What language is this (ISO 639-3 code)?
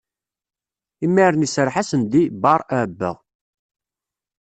kab